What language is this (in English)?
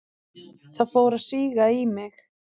Icelandic